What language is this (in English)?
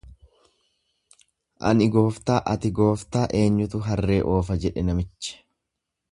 Oromo